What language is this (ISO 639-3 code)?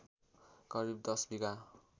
nep